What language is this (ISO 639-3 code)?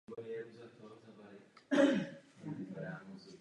ces